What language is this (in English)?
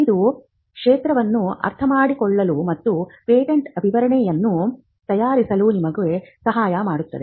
Kannada